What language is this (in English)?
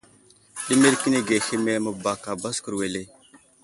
Wuzlam